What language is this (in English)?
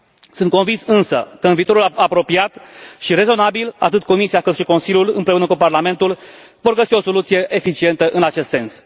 Romanian